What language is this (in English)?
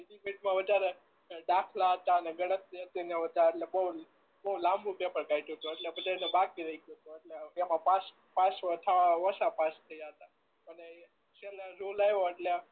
Gujarati